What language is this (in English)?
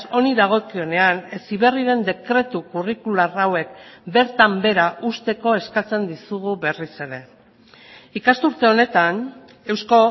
Basque